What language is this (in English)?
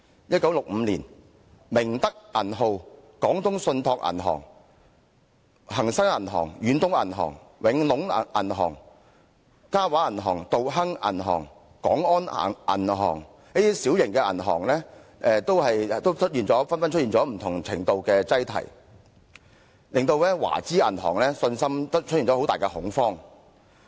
Cantonese